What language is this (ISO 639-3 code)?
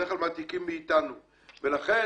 heb